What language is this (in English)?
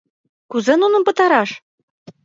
Mari